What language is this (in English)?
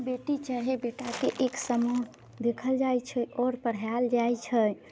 Maithili